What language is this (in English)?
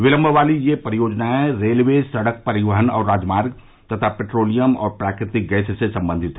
Hindi